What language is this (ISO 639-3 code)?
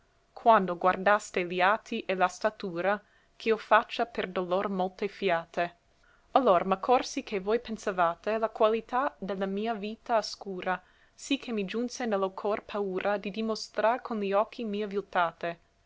ita